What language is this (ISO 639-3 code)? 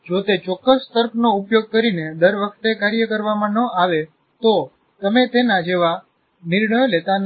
guj